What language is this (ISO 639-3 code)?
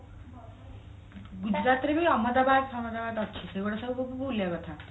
ori